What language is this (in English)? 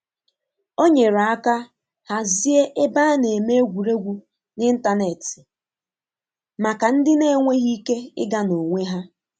Igbo